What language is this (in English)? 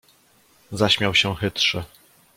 Polish